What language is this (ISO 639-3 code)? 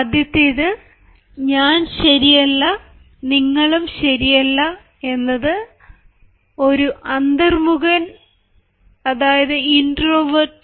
mal